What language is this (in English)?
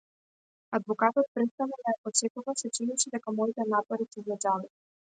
Macedonian